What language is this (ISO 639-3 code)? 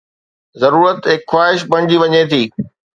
snd